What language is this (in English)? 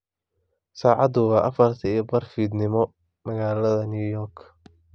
Somali